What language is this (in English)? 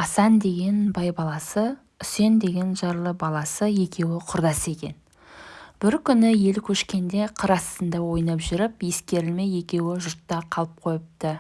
Turkish